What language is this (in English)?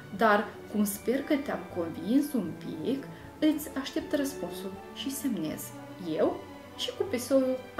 Romanian